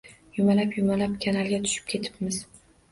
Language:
Uzbek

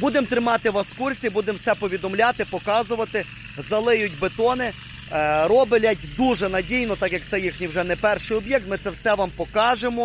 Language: Ukrainian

